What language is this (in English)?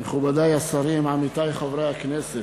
Hebrew